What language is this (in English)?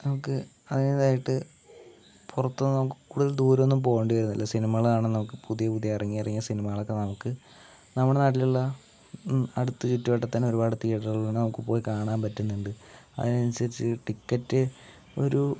Malayalam